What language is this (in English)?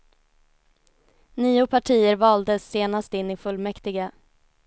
Swedish